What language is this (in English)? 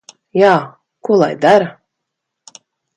Latvian